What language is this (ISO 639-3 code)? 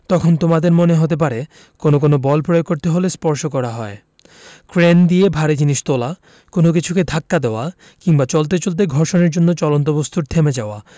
ben